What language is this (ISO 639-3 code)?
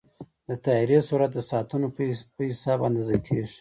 pus